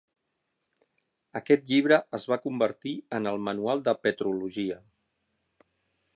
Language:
Catalan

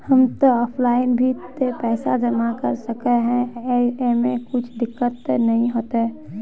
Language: Magahi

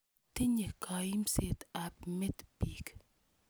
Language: Kalenjin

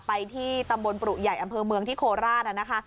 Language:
Thai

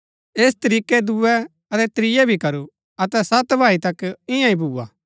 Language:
Gaddi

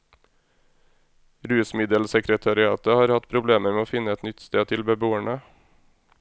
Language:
Norwegian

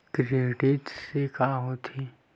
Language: Chhattisgarhi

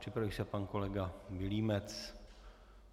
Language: Czech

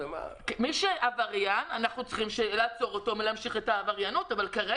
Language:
Hebrew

